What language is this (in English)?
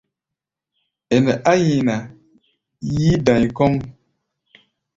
Gbaya